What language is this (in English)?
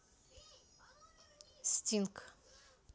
Russian